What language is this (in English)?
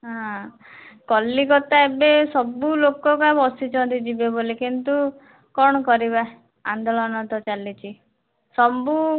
Odia